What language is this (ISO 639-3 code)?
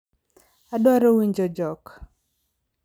luo